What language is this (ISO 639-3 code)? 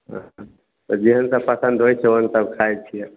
mai